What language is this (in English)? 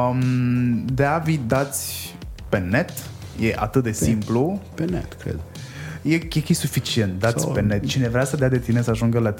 Romanian